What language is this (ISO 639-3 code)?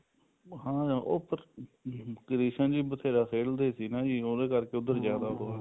pan